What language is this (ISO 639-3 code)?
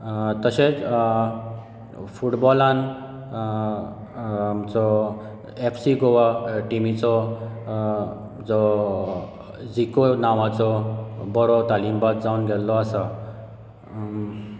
kok